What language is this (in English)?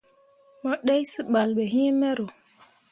Mundang